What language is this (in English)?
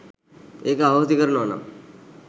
Sinhala